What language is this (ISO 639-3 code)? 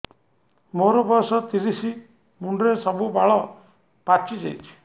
ori